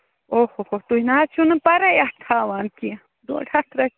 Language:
Kashmiri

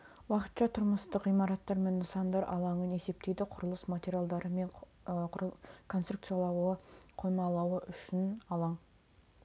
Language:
Kazakh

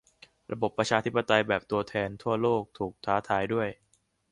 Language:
Thai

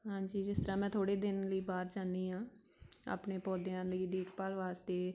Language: Punjabi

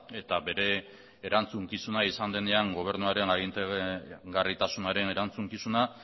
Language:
Basque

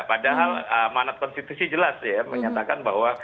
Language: Indonesian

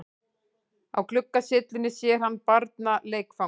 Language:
Icelandic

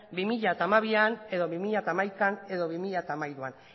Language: Basque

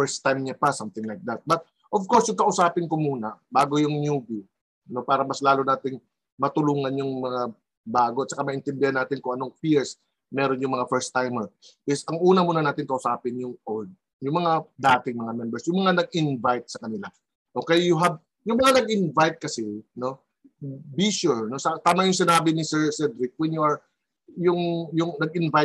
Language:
Filipino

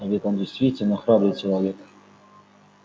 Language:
Russian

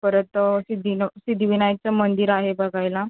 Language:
Marathi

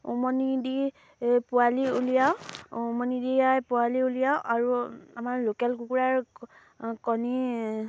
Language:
Assamese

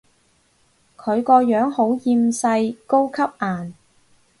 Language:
Cantonese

